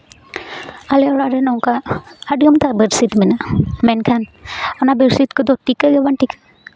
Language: Santali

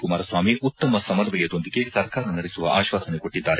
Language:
Kannada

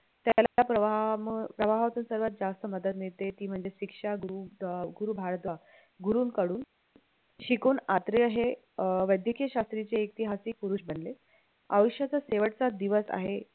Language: Marathi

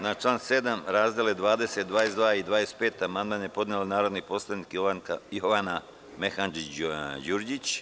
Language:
Serbian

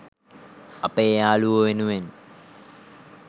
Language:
Sinhala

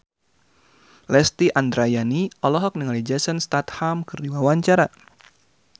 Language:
Sundanese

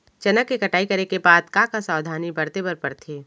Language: Chhattisgarhi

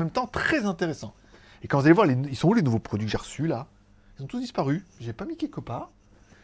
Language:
French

